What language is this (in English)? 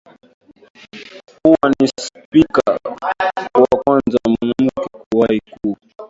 Swahili